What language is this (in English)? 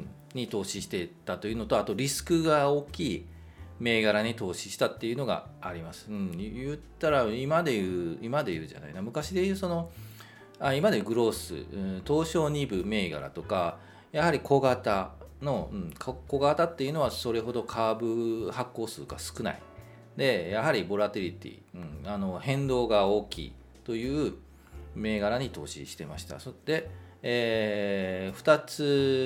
Japanese